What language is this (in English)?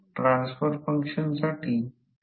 Marathi